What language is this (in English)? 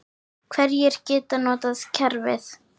Icelandic